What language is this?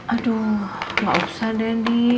Indonesian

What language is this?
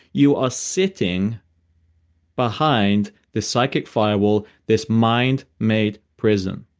English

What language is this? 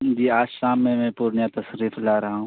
Urdu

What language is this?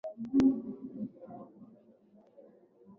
Swahili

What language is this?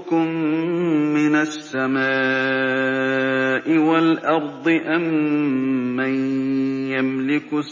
Arabic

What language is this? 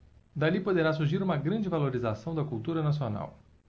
Portuguese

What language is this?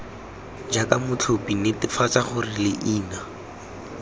Tswana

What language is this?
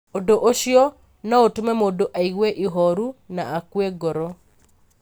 Kikuyu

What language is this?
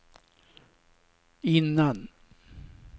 Swedish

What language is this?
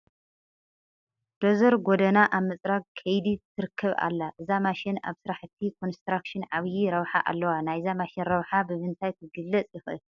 Tigrinya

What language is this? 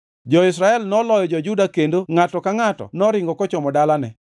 Luo (Kenya and Tanzania)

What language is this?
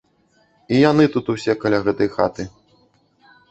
Belarusian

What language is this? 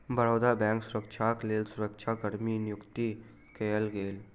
Maithili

